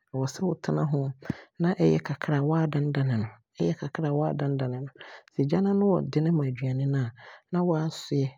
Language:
Abron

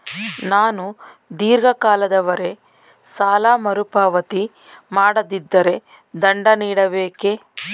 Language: Kannada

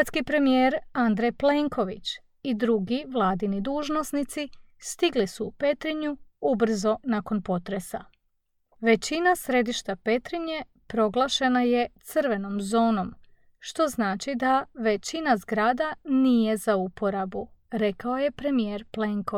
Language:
Croatian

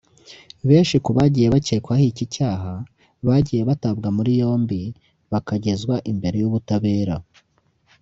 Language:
Kinyarwanda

